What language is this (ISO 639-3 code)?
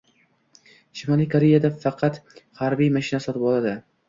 uzb